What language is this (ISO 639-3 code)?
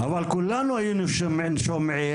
heb